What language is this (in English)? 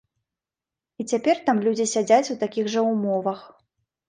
Belarusian